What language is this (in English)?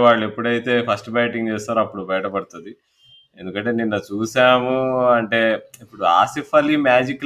Telugu